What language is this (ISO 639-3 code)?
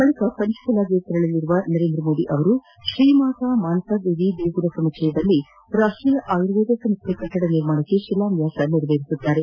kan